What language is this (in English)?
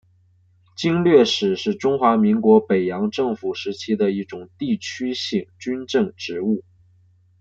Chinese